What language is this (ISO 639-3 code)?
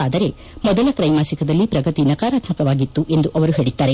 kan